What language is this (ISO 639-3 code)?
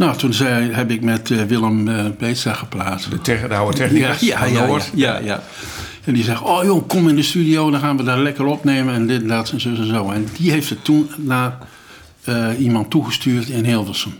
nld